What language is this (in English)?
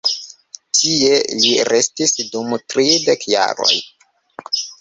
Esperanto